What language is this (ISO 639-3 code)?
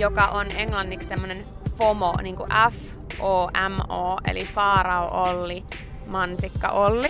fin